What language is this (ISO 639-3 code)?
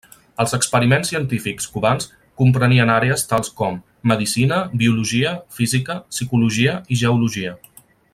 cat